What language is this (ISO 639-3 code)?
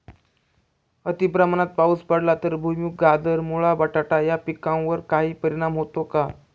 mar